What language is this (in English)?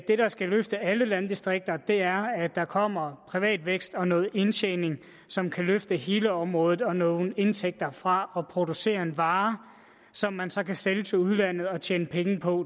Danish